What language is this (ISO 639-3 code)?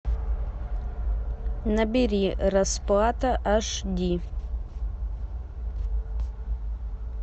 rus